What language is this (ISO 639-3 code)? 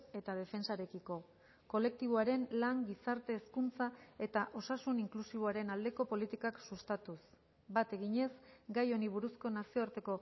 eus